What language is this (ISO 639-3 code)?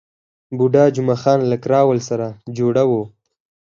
pus